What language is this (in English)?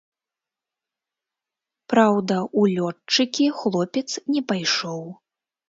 Belarusian